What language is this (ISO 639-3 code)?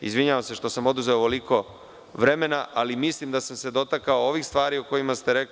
srp